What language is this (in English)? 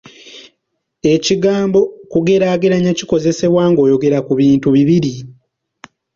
Ganda